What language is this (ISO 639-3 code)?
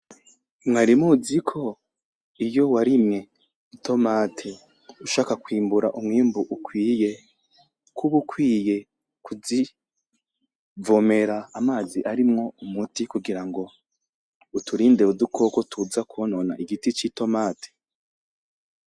run